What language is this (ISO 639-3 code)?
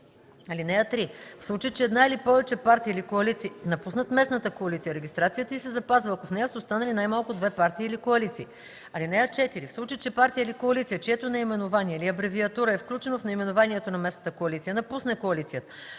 bul